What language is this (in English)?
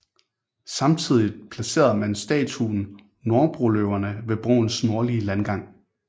Danish